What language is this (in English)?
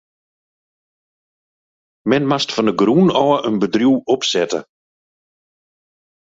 Western Frisian